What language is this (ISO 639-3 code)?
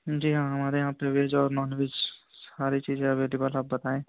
urd